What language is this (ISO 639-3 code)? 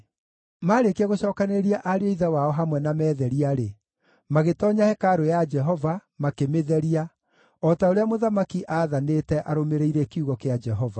kik